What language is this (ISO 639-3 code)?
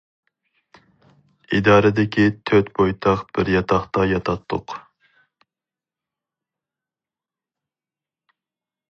uig